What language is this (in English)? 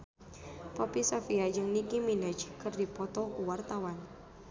Sundanese